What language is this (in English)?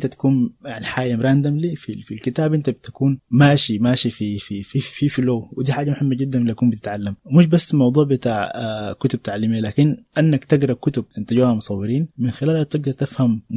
Arabic